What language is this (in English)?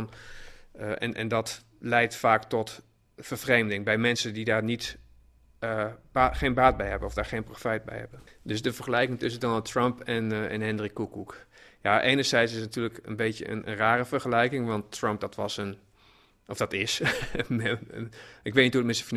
Dutch